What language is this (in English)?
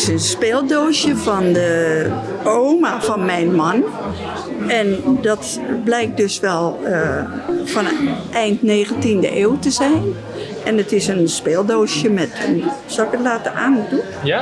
Dutch